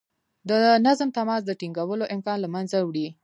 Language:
Pashto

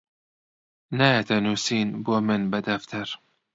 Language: Central Kurdish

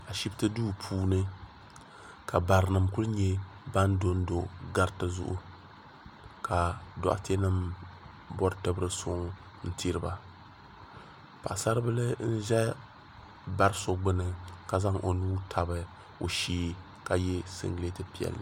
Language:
Dagbani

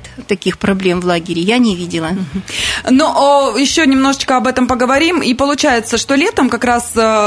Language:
Russian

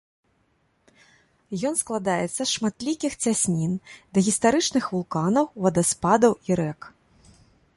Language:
Belarusian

